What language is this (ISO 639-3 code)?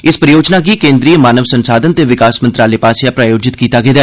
doi